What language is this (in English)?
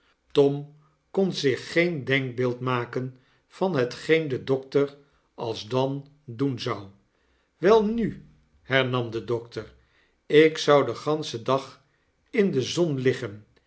Dutch